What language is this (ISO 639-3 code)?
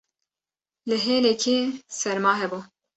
kur